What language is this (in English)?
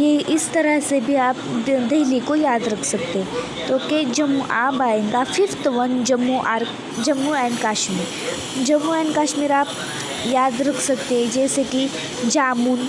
Hindi